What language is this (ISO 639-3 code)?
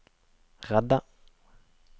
nor